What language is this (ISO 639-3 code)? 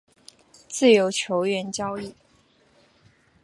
zho